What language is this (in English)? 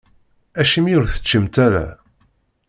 Kabyle